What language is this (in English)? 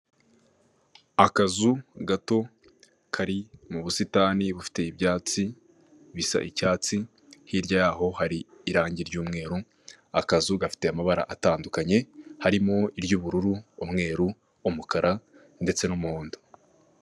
Kinyarwanda